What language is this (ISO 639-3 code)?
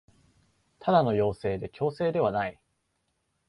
jpn